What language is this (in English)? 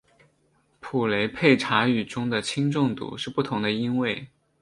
Chinese